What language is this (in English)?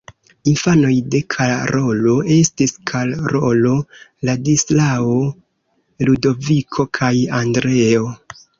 Esperanto